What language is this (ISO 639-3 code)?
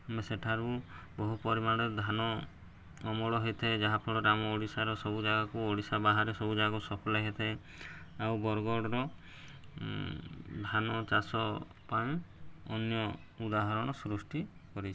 ori